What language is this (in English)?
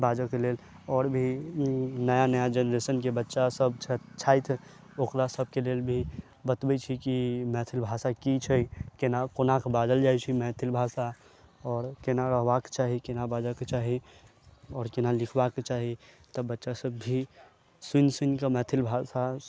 Maithili